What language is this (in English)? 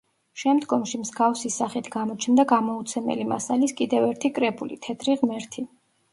Georgian